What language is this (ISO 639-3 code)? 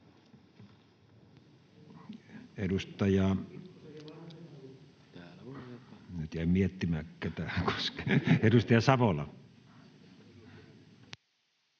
fin